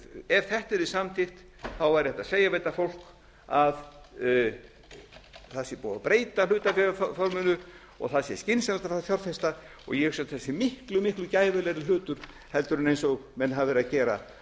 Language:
Icelandic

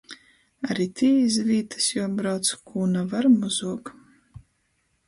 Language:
Latgalian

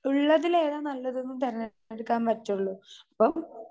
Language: Malayalam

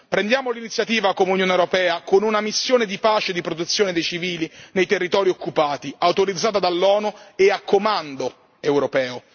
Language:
Italian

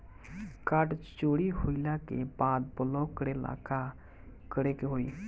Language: Bhojpuri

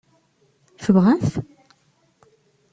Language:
Kabyle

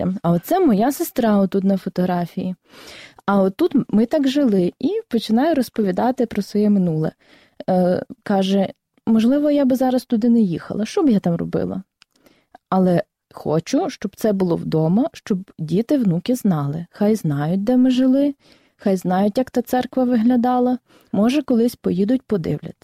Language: Ukrainian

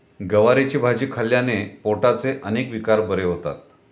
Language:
Marathi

